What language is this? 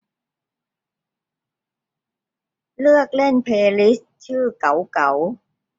Thai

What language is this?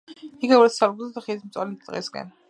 Georgian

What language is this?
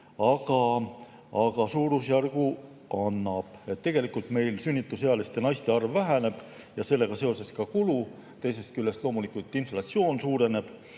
Estonian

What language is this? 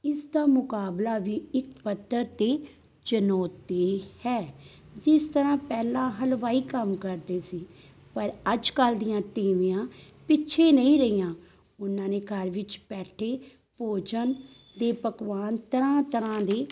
Punjabi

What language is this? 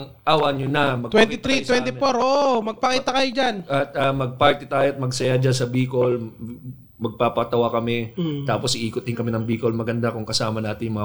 Filipino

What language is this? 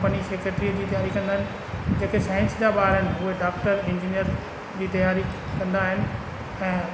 Sindhi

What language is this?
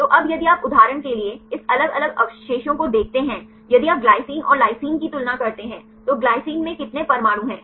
Hindi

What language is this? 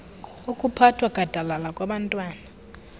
Xhosa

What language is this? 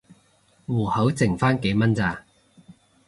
Cantonese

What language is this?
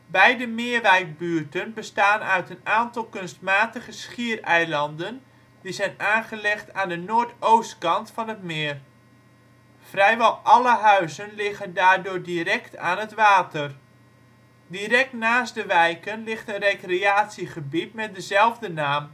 Dutch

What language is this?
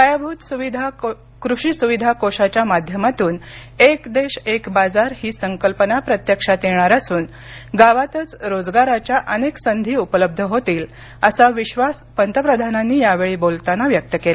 Marathi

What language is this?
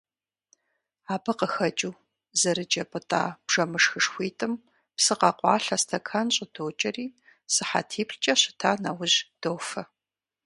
Kabardian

